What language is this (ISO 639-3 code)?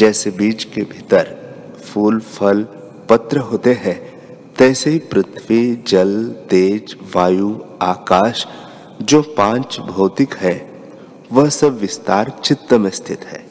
hin